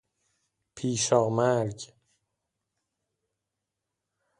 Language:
Persian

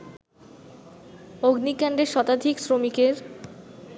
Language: Bangla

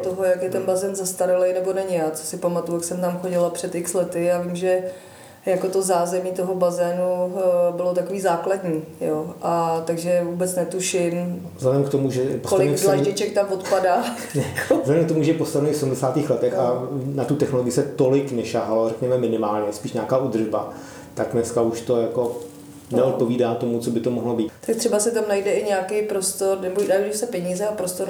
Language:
Czech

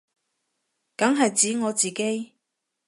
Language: Cantonese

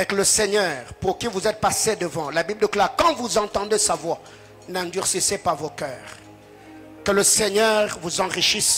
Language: French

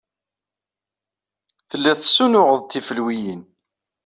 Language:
Kabyle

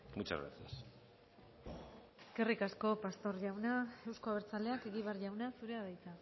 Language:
Basque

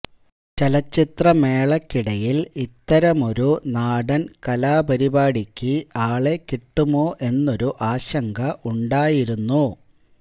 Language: Malayalam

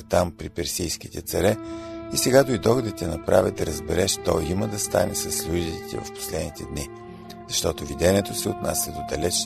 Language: Bulgarian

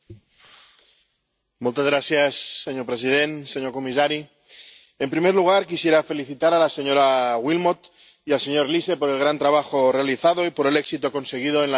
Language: Spanish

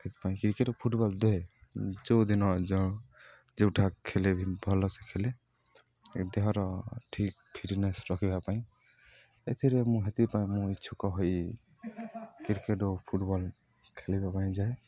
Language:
Odia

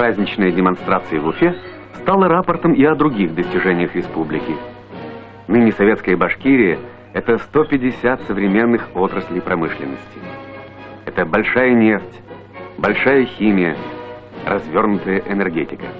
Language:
Russian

